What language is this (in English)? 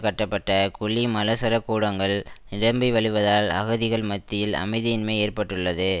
Tamil